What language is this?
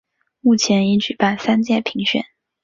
Chinese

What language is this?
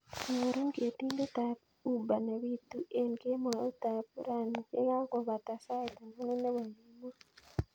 Kalenjin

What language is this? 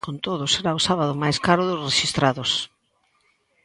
Galician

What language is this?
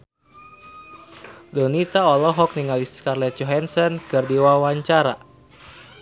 Sundanese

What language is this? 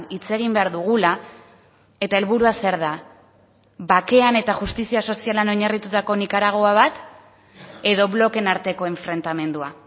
Basque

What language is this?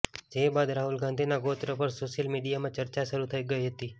Gujarati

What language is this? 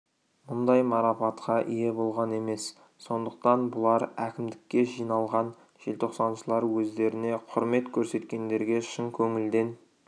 Kazakh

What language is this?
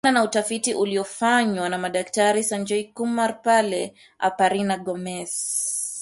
Swahili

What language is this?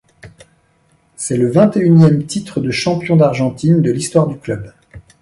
French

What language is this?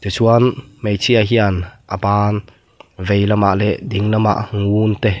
Mizo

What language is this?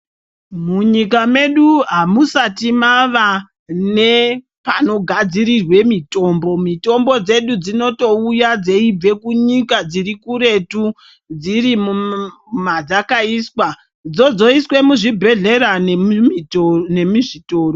Ndau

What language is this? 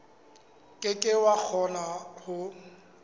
Southern Sotho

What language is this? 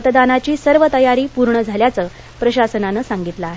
Marathi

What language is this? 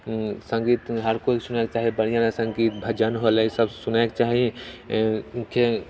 Maithili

